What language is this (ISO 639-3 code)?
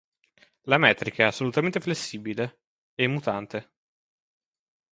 ita